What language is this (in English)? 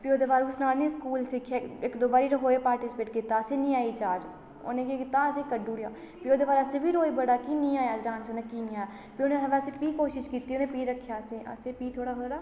Dogri